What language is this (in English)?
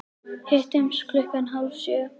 Icelandic